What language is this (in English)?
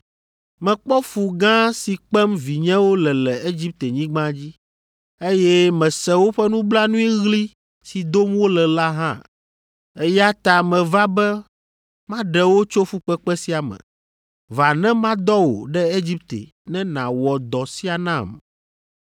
Ewe